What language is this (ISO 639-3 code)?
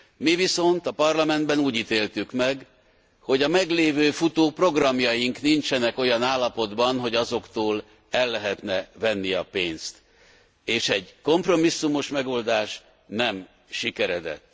hun